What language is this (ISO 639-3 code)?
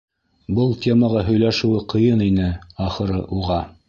bak